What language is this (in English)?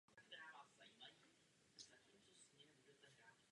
Czech